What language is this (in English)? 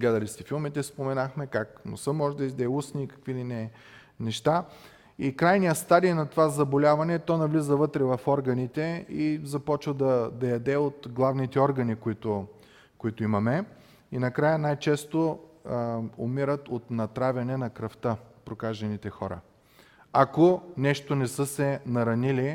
Bulgarian